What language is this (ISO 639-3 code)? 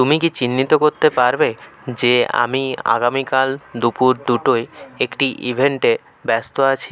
ben